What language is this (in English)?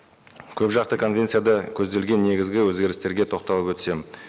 Kazakh